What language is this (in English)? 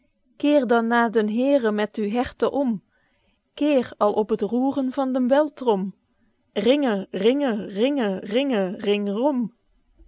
Dutch